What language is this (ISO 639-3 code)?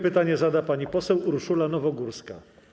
pol